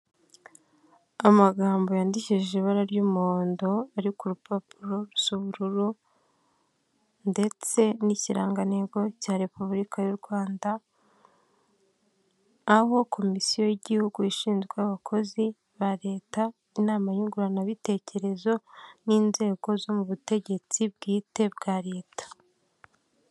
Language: Kinyarwanda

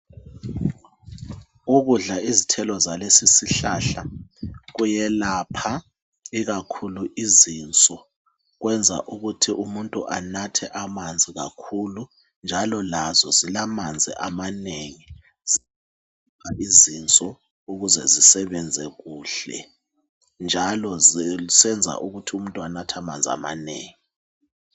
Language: North Ndebele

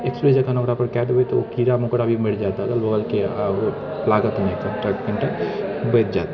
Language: Maithili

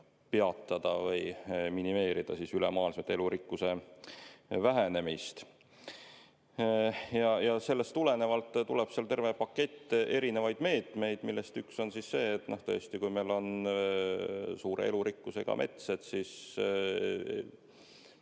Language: Estonian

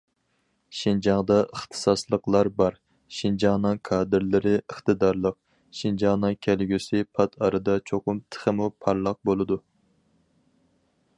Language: Uyghur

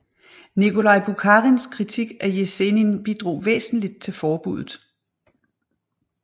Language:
Danish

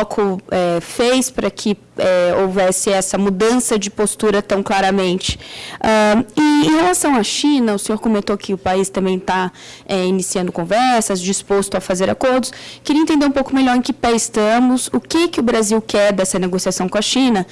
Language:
Portuguese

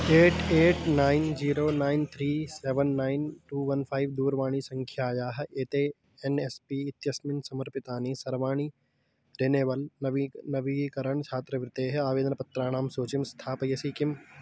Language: Sanskrit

